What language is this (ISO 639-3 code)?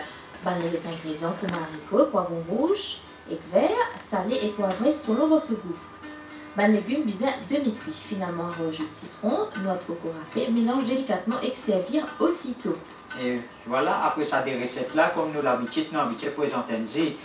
fra